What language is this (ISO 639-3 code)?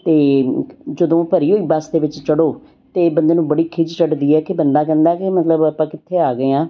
pan